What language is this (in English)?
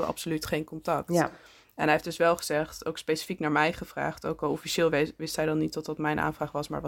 Dutch